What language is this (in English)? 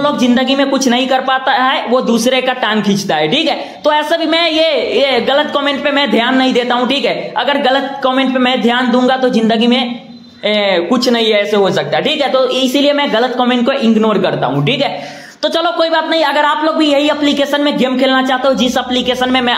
Hindi